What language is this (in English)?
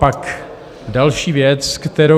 Czech